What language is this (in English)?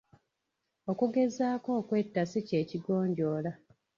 Ganda